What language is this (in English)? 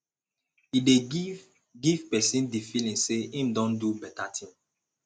Nigerian Pidgin